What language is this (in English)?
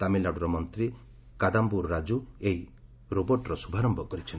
Odia